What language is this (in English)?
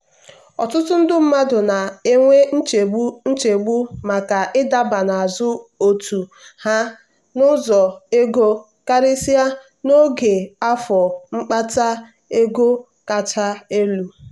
Igbo